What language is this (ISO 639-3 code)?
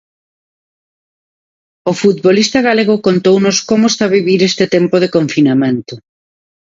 glg